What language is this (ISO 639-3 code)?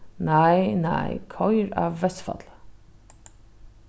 fao